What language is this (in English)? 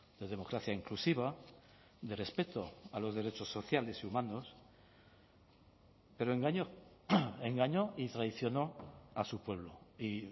Spanish